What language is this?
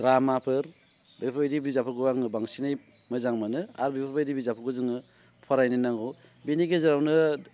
Bodo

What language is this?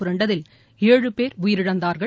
Tamil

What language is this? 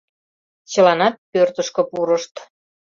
Mari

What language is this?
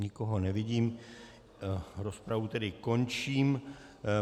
Czech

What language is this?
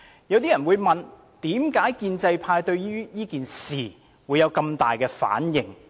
Cantonese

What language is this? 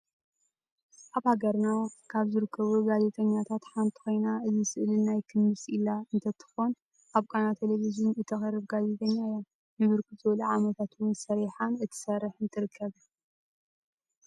Tigrinya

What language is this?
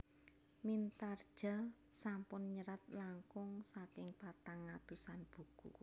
Javanese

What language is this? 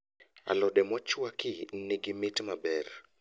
Luo (Kenya and Tanzania)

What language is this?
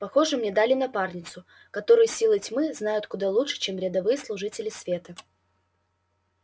Russian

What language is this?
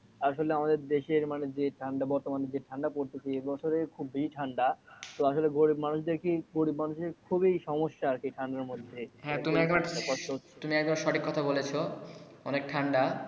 Bangla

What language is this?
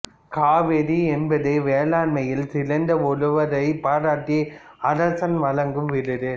Tamil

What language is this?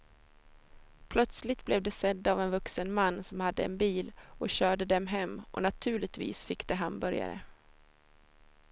Swedish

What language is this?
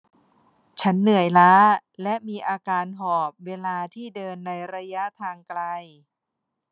Thai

